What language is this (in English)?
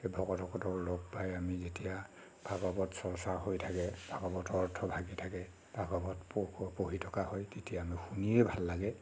Assamese